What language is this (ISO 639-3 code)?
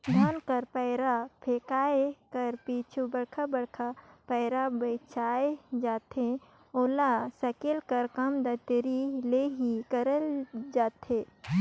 hne